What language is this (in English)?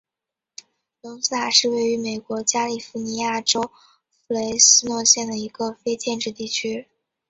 Chinese